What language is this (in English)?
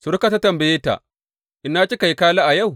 Hausa